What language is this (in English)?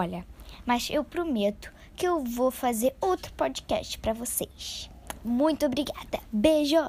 Portuguese